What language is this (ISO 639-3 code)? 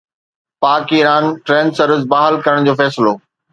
snd